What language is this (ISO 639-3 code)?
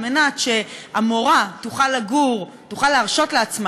heb